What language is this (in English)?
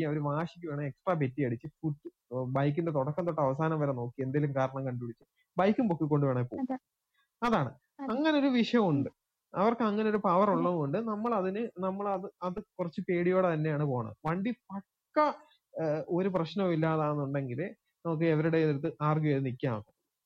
Malayalam